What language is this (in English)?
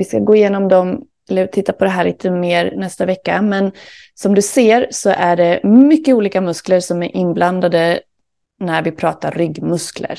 Swedish